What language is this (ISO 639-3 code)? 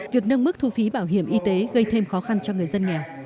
vie